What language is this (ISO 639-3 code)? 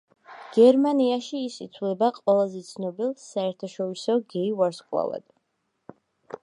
kat